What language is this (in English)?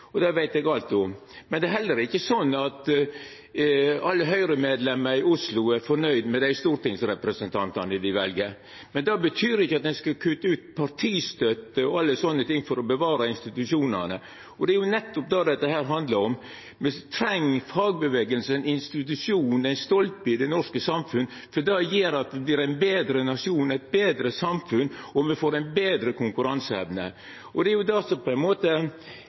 Norwegian Nynorsk